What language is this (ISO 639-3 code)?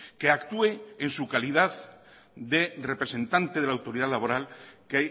spa